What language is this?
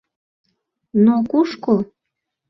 Mari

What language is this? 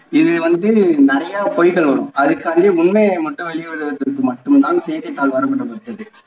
Tamil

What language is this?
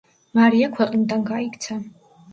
Georgian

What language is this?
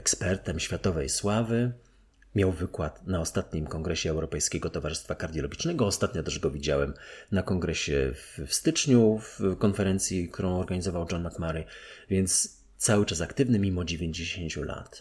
Polish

